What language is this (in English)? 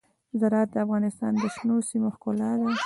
Pashto